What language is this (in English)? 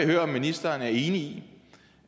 Danish